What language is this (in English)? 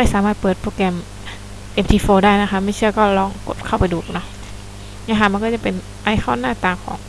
Thai